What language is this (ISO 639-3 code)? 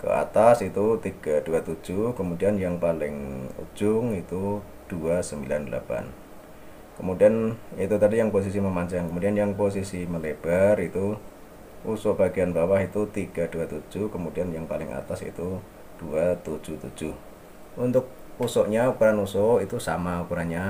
ind